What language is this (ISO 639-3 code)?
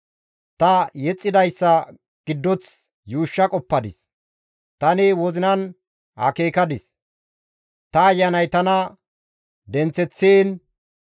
gmv